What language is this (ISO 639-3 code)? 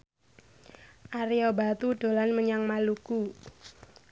jav